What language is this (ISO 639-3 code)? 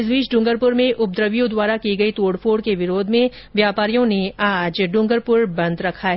hin